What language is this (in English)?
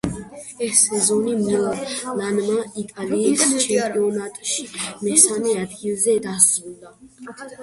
Georgian